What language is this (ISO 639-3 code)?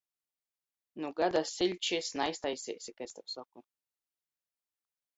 ltg